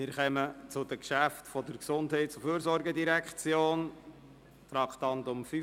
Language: Swiss German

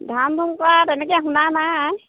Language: Assamese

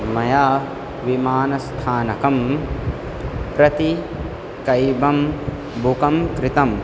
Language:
Sanskrit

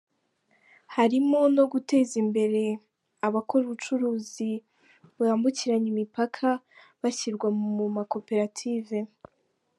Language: Kinyarwanda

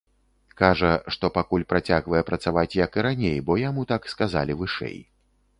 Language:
Belarusian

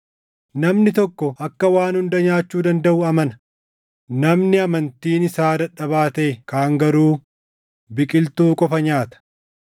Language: Oromo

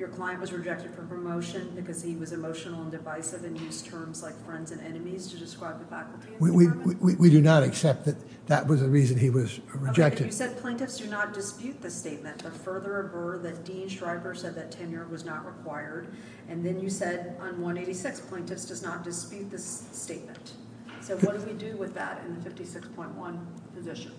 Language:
English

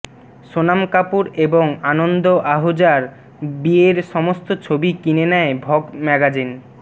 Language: Bangla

